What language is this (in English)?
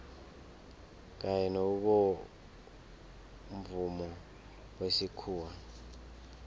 South Ndebele